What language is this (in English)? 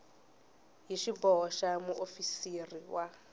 Tsonga